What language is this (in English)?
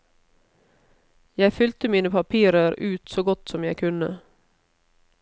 Norwegian